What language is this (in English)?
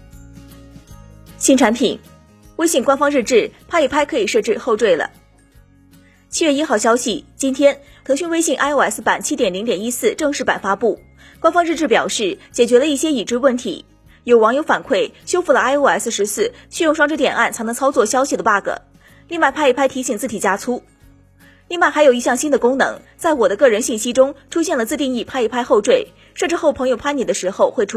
Chinese